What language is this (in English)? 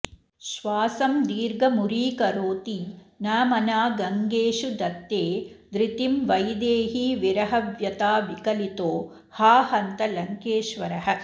Sanskrit